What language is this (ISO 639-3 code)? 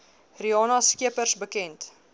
afr